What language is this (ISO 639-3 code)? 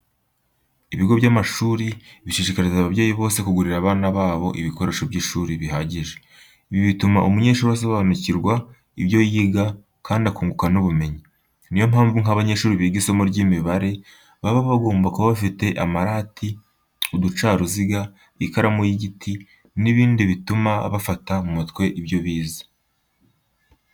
kin